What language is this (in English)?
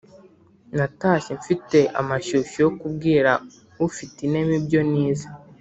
Kinyarwanda